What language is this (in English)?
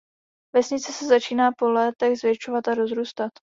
Czech